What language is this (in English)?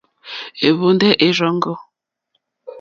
Mokpwe